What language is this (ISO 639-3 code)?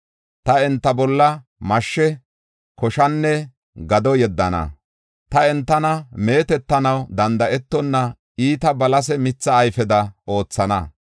gof